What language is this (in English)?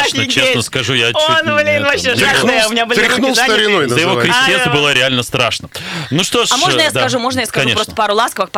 Russian